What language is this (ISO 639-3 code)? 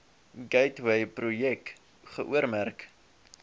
afr